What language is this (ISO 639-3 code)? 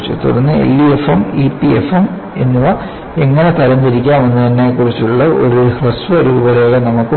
mal